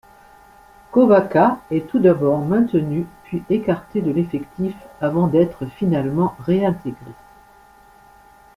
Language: French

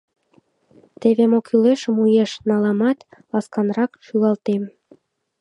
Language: Mari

